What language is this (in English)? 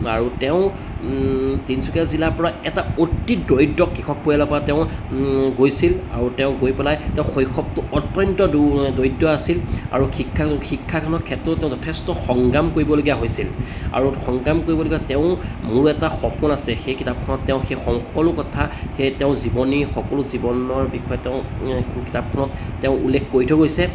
Assamese